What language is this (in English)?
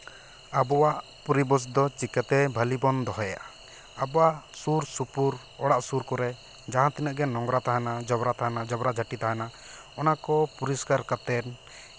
Santali